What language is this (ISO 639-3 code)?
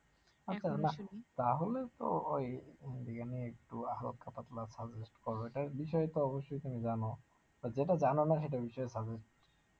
ben